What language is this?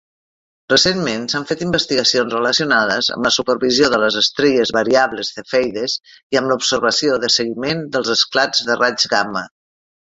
Catalan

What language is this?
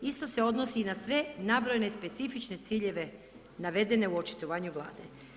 Croatian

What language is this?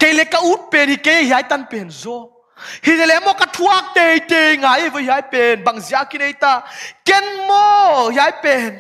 Thai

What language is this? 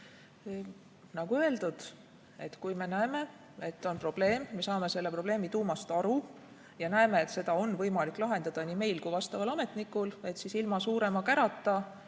Estonian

